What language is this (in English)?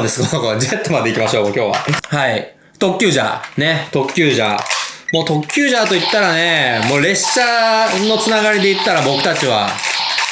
Japanese